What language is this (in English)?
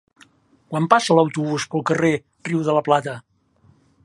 Catalan